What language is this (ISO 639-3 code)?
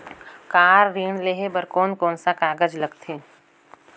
hne